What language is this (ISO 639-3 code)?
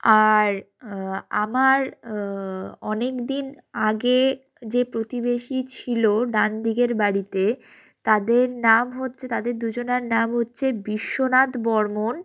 ben